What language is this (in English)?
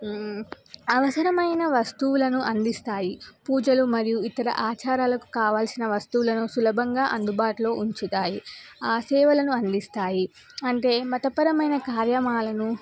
Telugu